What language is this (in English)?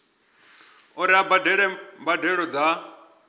Venda